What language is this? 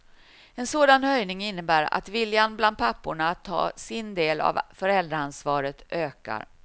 Swedish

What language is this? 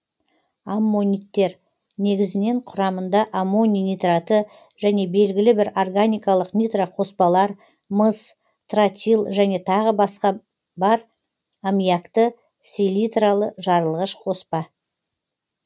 Kazakh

